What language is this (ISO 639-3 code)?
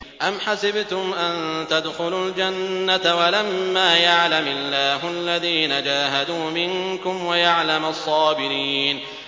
ara